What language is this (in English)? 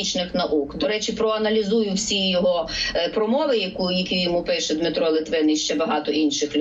Ukrainian